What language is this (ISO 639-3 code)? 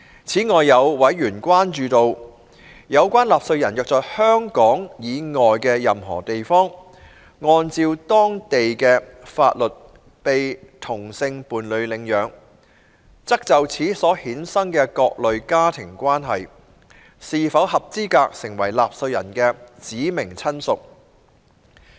yue